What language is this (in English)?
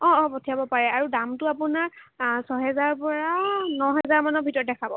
Assamese